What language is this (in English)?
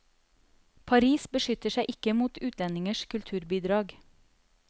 Norwegian